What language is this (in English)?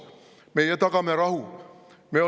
Estonian